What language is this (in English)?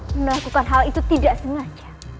Indonesian